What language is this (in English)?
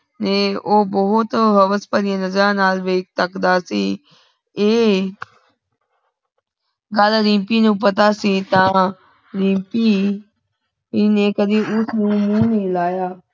Punjabi